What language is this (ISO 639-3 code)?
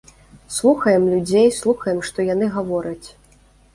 bel